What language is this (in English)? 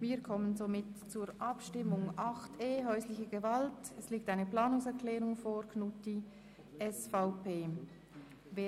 Swiss German